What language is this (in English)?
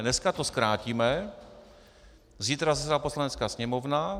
Czech